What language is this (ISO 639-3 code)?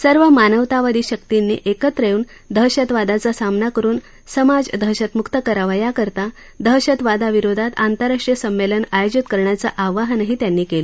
mar